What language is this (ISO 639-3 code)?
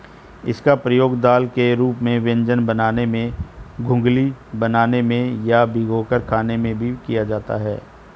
hin